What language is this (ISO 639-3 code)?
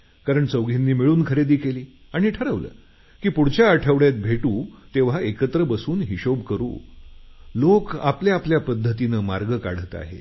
mar